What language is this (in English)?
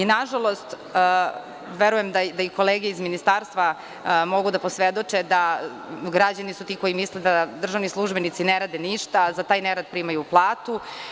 Serbian